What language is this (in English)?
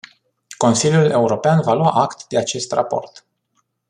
Romanian